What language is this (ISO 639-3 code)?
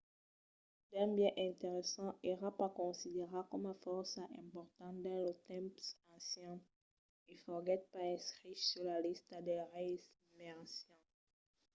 oci